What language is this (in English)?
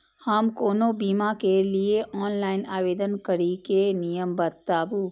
Maithili